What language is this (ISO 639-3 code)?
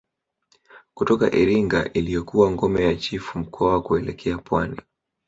swa